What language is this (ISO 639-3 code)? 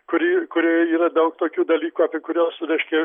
lit